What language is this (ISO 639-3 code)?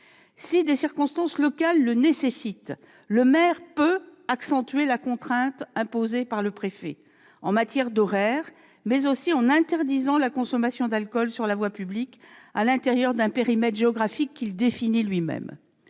fra